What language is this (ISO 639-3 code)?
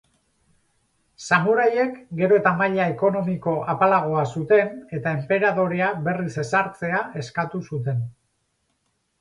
eus